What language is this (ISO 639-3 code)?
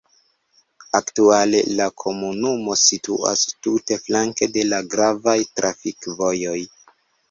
epo